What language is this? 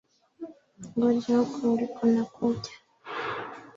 Swahili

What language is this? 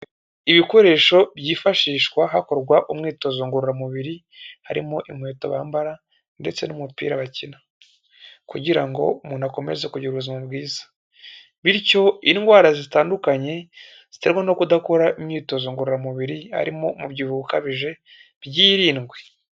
Kinyarwanda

